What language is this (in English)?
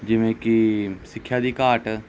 Punjabi